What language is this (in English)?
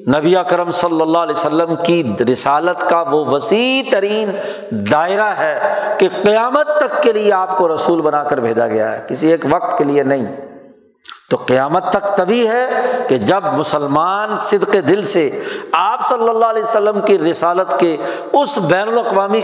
Urdu